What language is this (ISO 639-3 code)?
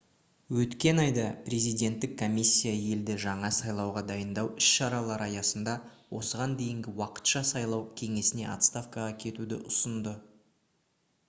kaz